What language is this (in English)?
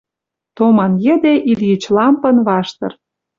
Western Mari